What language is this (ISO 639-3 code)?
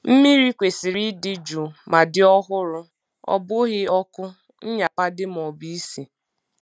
ibo